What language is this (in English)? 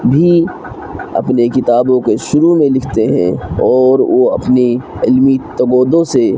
Urdu